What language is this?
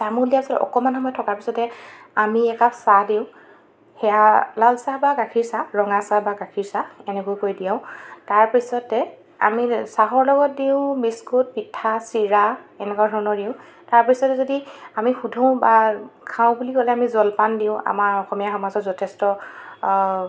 Assamese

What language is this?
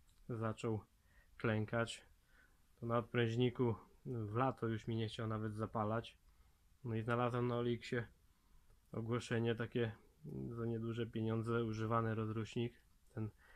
Polish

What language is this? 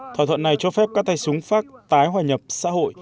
Vietnamese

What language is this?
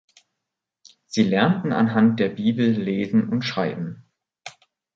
German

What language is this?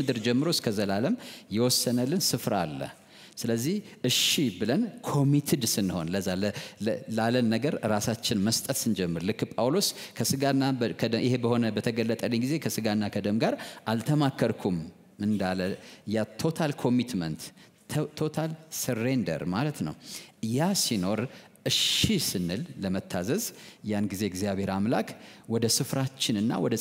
Arabic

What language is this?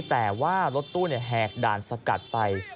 Thai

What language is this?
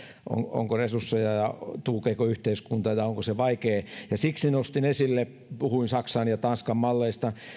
Finnish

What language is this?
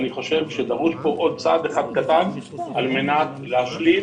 Hebrew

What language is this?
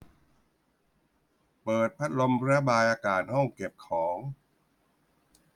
Thai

